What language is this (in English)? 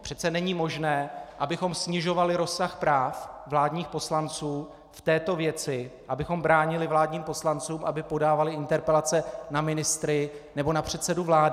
Czech